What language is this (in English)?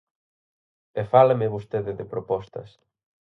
Galician